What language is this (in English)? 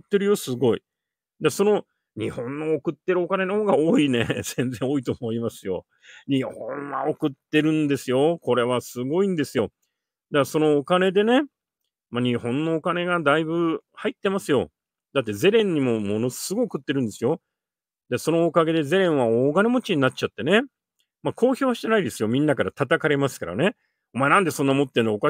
Japanese